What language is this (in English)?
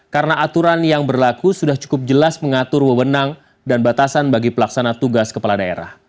Indonesian